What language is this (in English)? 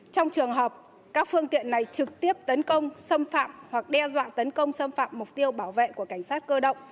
Vietnamese